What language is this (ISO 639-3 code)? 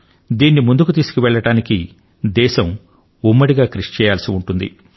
tel